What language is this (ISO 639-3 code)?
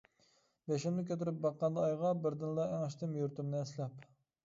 uig